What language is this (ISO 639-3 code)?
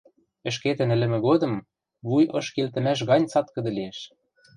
mrj